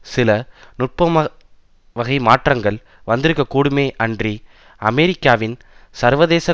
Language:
Tamil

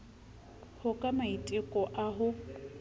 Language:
Southern Sotho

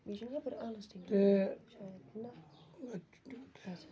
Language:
Kashmiri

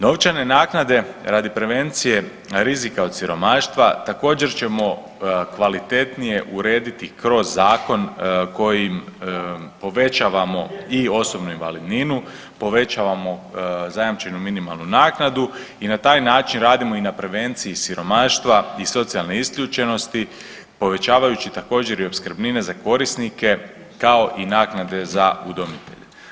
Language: Croatian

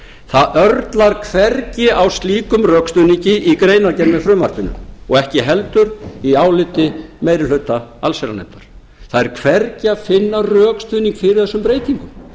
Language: Icelandic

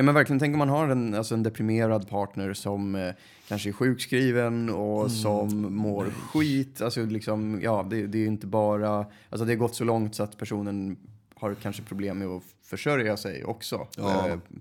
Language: Swedish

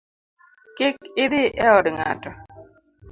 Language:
Luo (Kenya and Tanzania)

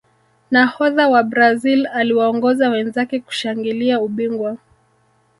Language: Swahili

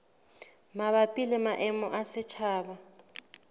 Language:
Southern Sotho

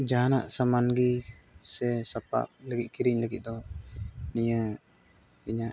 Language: Santali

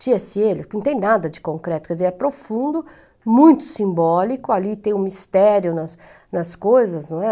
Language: Portuguese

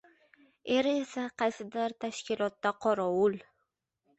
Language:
Uzbek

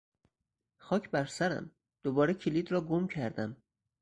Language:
Persian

